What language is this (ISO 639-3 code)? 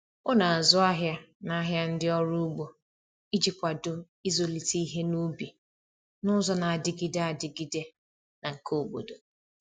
ibo